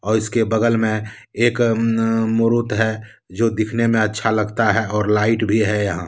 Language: Hindi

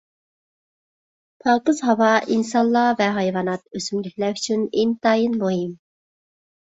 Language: Uyghur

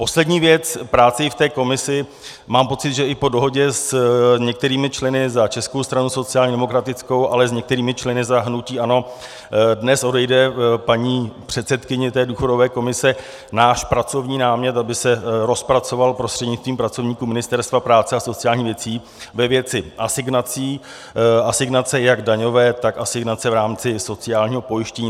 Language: Czech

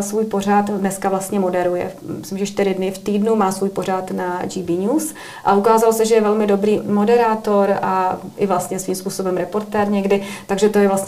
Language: Czech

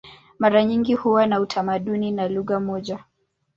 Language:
Swahili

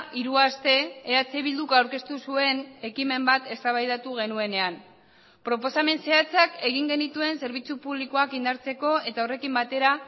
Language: Basque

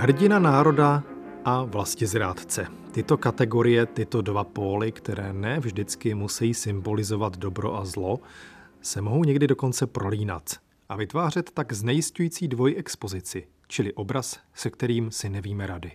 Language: Czech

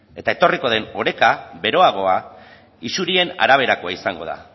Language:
Basque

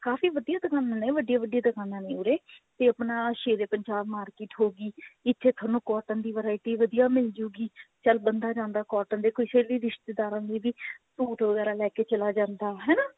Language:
Punjabi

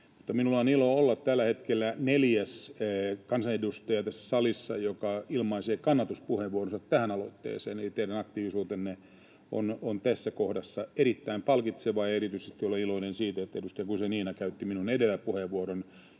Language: Finnish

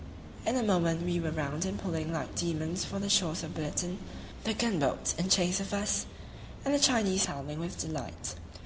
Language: English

